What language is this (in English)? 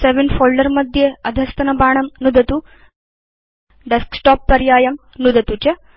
Sanskrit